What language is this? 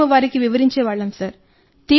Telugu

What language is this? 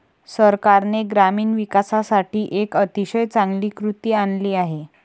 Marathi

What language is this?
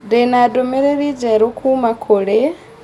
Kikuyu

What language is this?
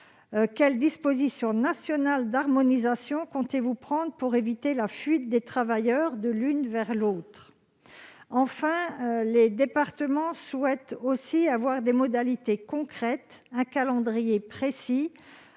French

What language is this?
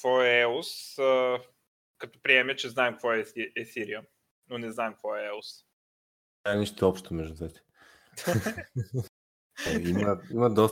Bulgarian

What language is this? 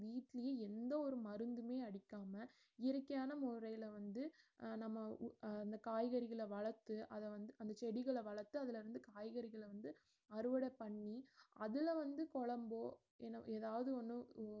Tamil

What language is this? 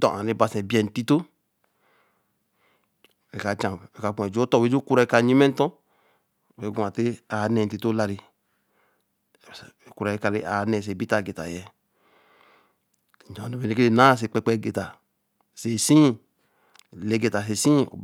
Eleme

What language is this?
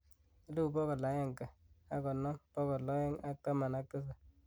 Kalenjin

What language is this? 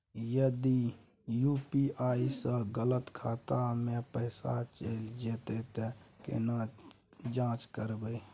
Maithili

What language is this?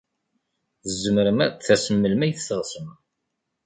Kabyle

